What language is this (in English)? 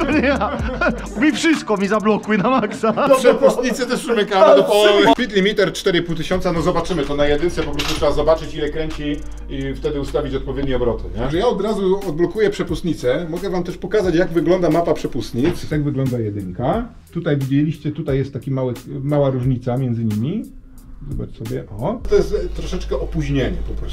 Polish